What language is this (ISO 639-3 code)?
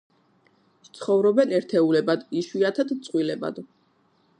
kat